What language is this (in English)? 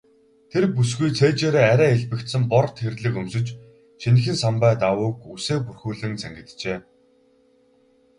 Mongolian